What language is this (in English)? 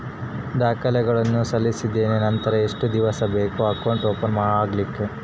Kannada